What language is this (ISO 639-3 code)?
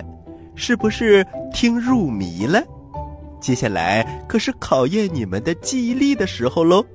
zho